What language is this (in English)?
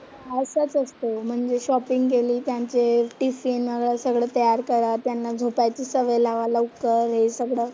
Marathi